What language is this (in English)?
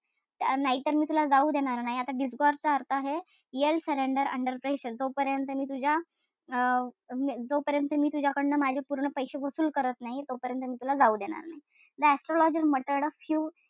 Marathi